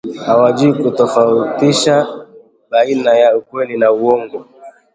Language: Swahili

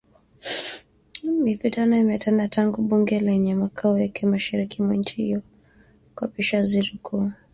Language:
Swahili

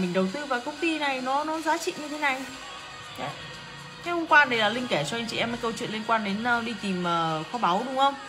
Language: Vietnamese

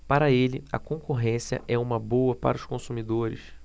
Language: Portuguese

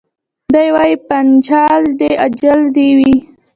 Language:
Pashto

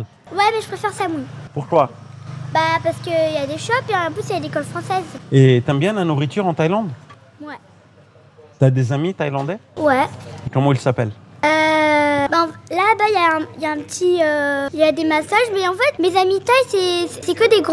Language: French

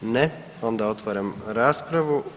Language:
Croatian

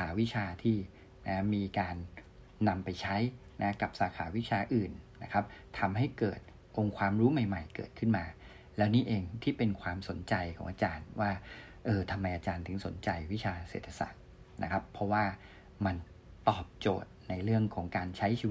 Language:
Thai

